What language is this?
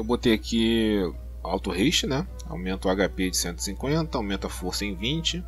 Portuguese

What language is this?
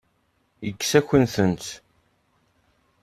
Kabyle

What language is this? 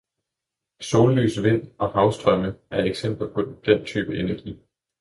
Danish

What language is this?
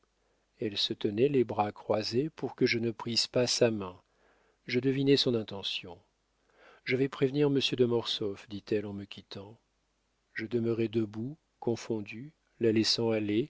French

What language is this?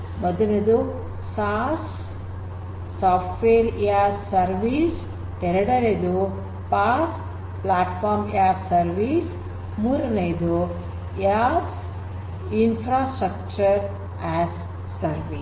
Kannada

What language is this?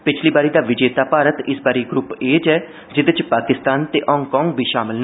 Dogri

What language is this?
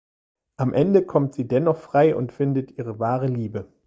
German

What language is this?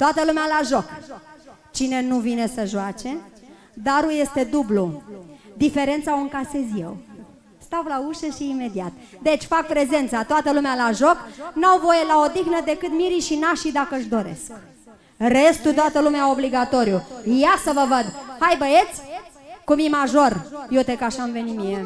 Romanian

